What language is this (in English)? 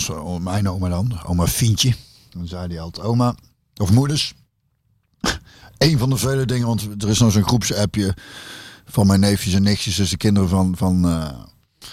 Dutch